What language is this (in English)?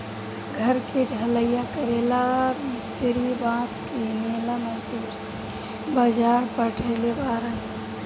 Bhojpuri